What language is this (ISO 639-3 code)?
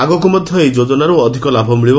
ori